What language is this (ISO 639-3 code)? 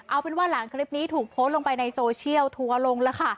tha